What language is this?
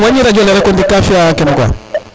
Serer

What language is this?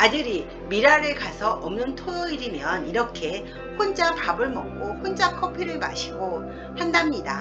Korean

